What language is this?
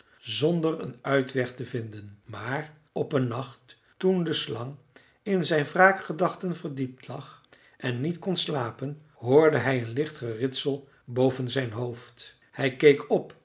Dutch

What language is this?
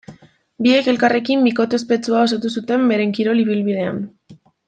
Basque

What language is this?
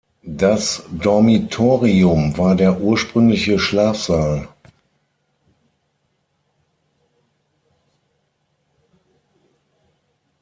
German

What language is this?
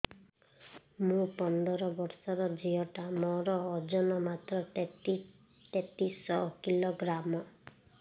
Odia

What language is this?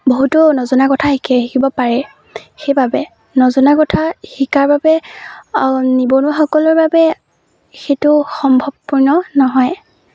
Assamese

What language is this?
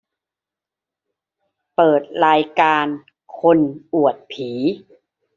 Thai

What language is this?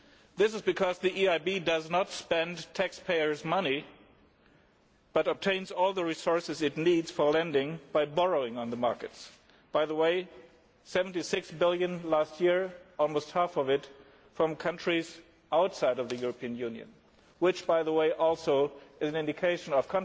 English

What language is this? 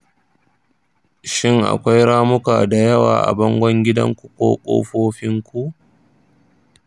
Hausa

